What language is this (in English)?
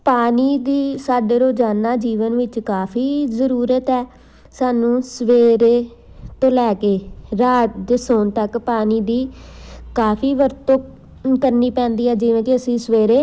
Punjabi